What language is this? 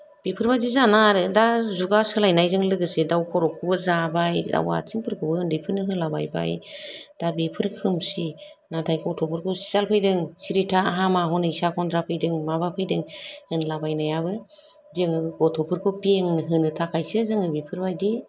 Bodo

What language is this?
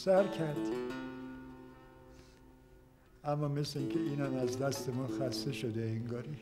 Persian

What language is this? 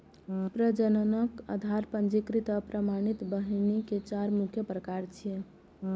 Maithili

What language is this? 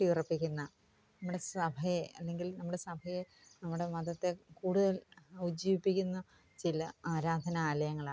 Malayalam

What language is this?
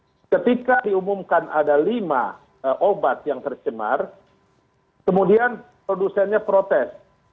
Indonesian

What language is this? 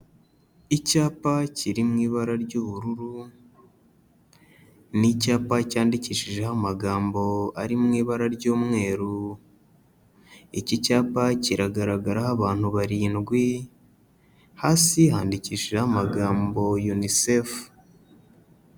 Kinyarwanda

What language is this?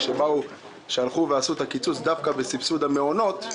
Hebrew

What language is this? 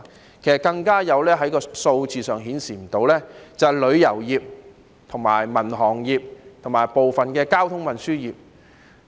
Cantonese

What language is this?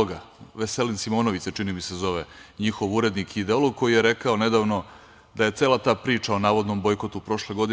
Serbian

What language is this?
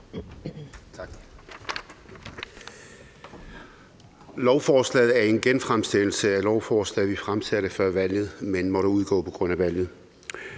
Danish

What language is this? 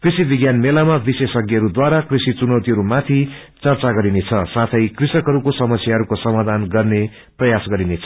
Nepali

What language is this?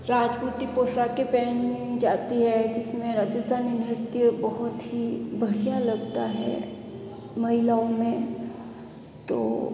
Hindi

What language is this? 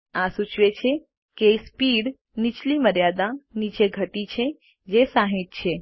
Gujarati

